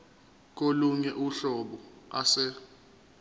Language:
Zulu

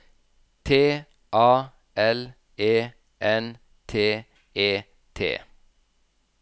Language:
Norwegian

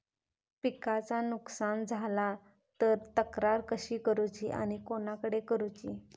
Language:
Marathi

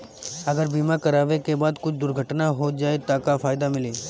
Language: Bhojpuri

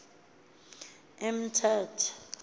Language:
Xhosa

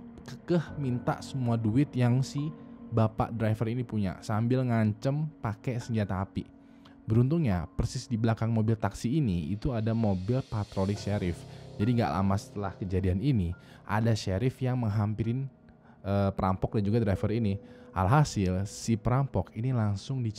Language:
Indonesian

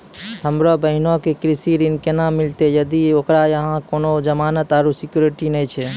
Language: Maithili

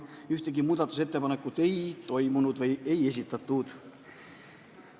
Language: Estonian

